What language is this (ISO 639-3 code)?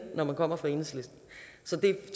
dan